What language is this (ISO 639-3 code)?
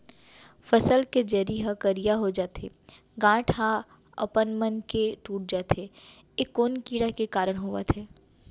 hne